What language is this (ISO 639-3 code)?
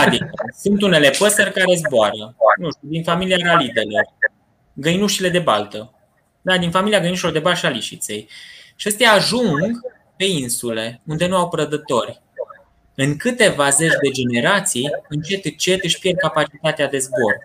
ron